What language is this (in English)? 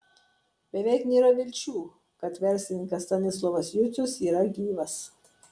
Lithuanian